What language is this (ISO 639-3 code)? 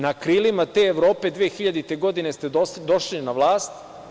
srp